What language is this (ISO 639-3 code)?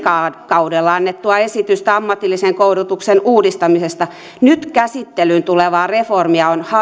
fin